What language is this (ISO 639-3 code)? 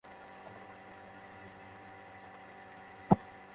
ben